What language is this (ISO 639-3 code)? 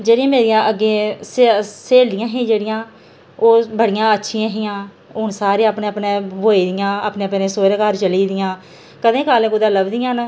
doi